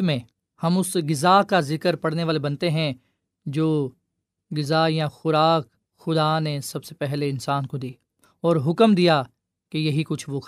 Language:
Urdu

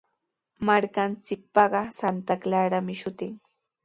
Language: Sihuas Ancash Quechua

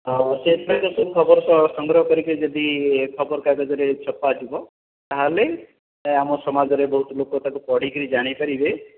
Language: Odia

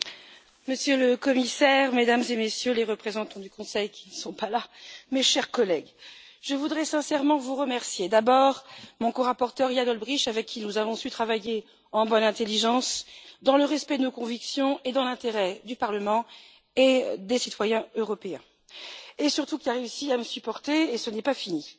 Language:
French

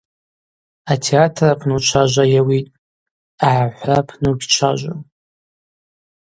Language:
Abaza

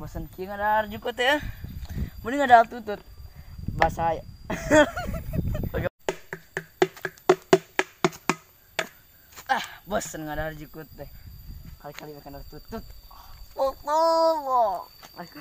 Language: Indonesian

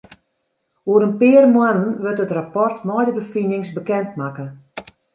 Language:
Western Frisian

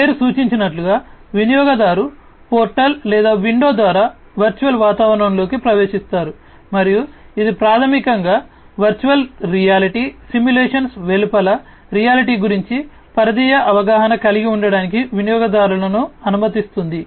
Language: Telugu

